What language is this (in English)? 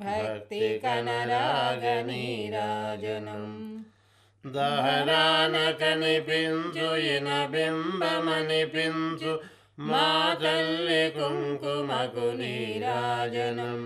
Telugu